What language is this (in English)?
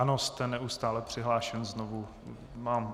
Czech